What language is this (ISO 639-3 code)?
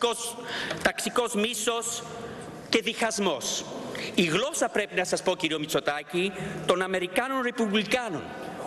ell